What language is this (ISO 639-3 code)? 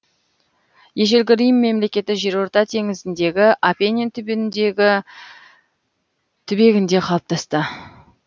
kaz